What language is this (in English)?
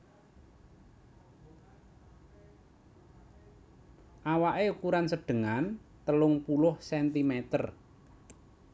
Javanese